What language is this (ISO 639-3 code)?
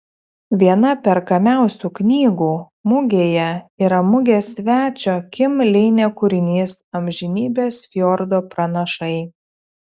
lit